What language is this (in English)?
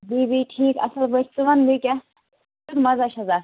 Kashmiri